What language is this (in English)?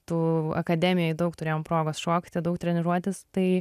Lithuanian